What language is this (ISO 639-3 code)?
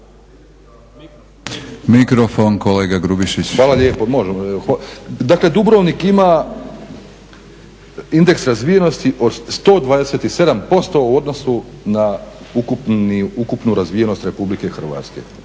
hrv